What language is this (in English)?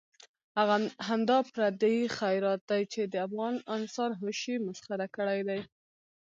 Pashto